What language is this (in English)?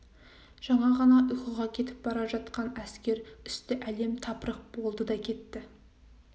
Kazakh